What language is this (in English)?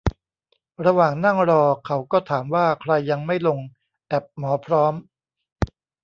Thai